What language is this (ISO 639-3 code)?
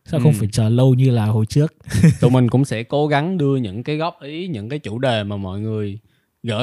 vie